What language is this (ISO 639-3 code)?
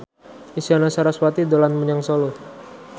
jav